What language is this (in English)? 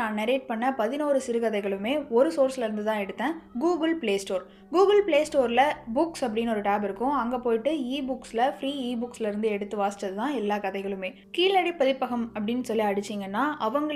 Tamil